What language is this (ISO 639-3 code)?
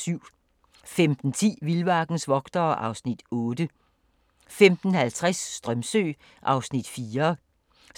dan